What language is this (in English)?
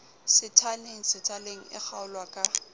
Southern Sotho